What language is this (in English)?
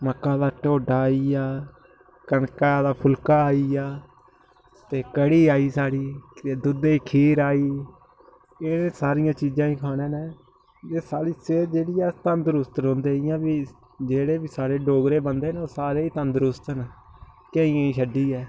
Dogri